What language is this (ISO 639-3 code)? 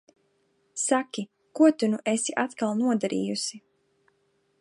lav